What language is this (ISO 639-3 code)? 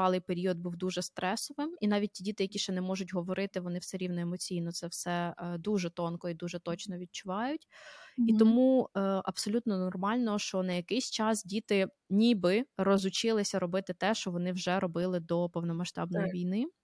ukr